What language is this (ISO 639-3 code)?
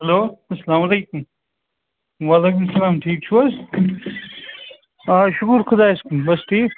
kas